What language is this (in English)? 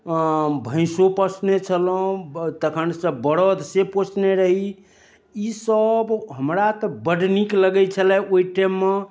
Maithili